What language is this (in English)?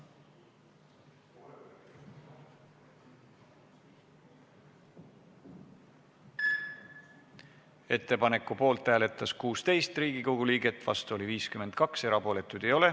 Estonian